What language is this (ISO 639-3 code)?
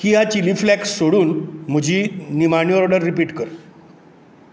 kok